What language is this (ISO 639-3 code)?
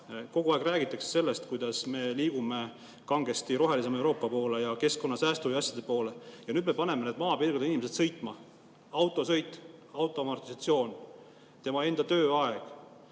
est